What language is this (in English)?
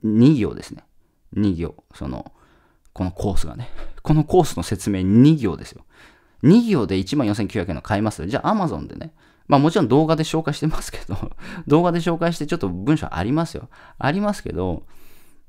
Japanese